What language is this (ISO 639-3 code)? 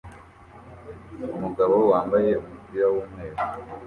kin